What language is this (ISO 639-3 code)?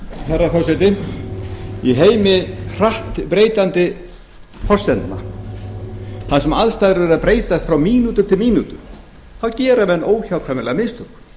isl